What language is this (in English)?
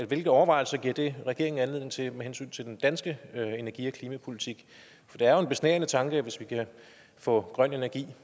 Danish